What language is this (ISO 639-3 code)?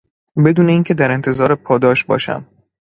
fas